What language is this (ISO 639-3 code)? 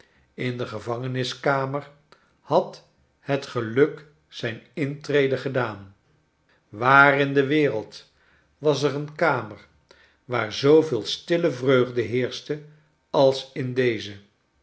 nld